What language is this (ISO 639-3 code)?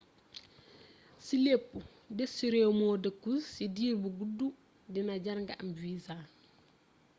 wol